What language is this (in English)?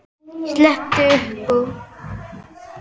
Icelandic